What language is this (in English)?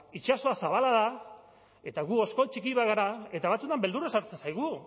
Basque